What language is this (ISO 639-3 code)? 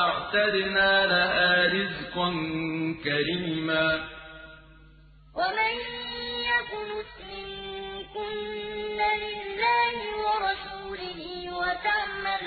ara